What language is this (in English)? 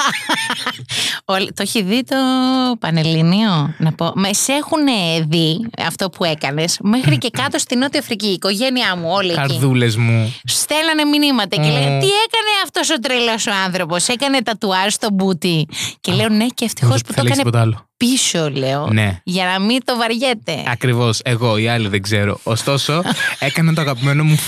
Greek